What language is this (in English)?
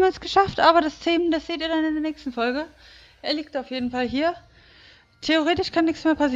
German